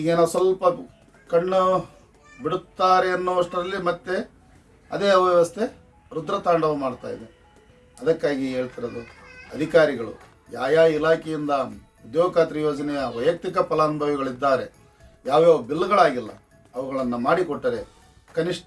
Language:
Kannada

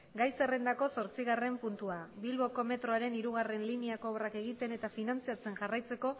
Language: Basque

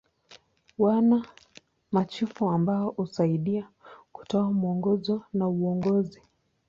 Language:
Swahili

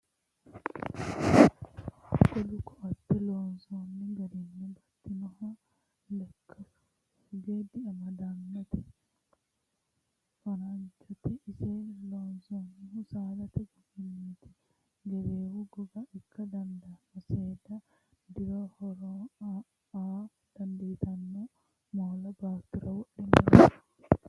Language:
Sidamo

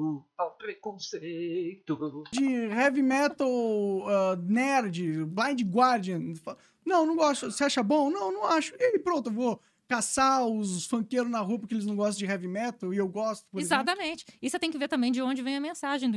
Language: Portuguese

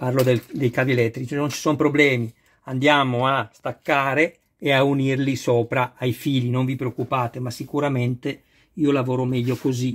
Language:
Italian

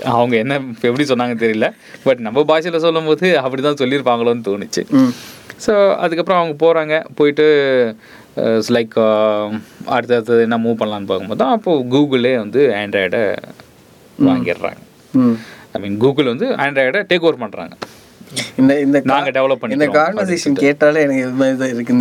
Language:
Tamil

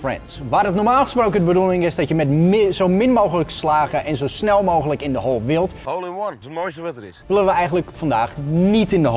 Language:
Dutch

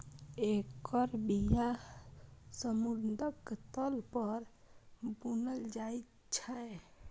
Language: Maithili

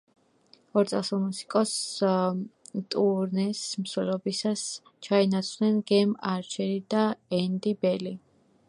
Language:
Georgian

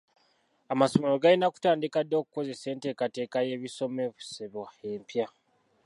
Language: Ganda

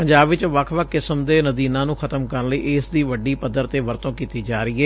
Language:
Punjabi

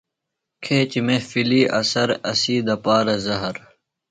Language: Phalura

